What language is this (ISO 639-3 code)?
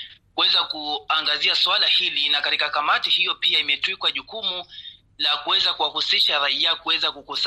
swa